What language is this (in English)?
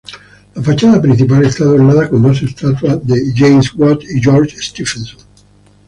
Spanish